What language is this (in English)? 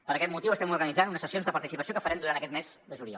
Catalan